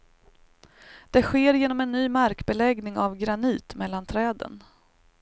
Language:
Swedish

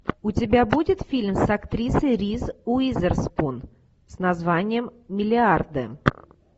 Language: Russian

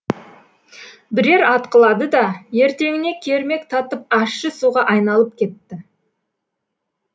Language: Kazakh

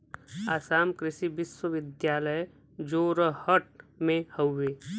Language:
Bhojpuri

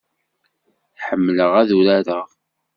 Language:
Kabyle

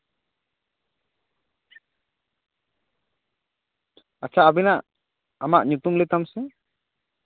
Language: Santali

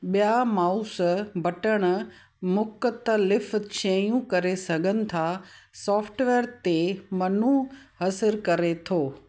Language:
Sindhi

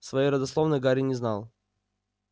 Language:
Russian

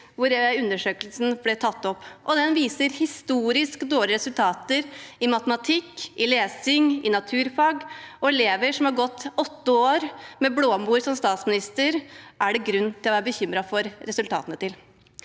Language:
Norwegian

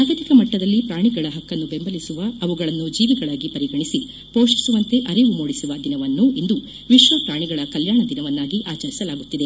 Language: Kannada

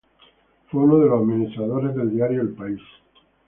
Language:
Spanish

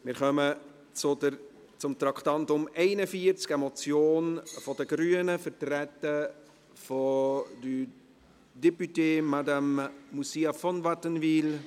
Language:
Swiss German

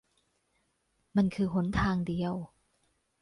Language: Thai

